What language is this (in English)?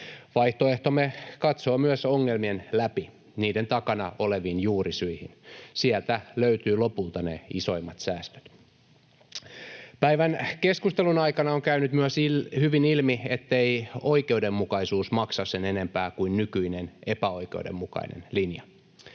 Finnish